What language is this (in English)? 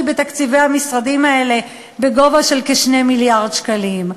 Hebrew